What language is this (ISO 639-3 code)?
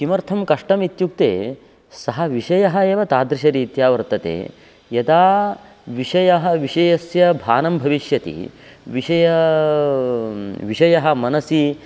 san